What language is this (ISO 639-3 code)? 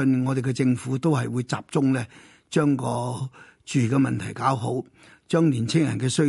zho